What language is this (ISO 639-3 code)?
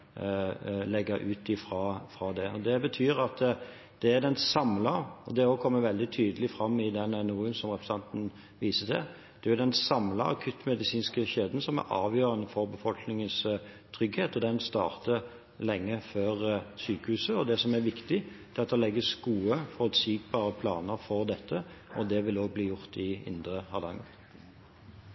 nob